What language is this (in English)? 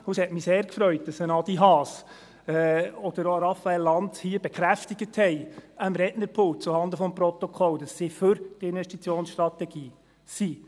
Swiss German